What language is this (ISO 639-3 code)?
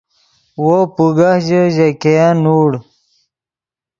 ydg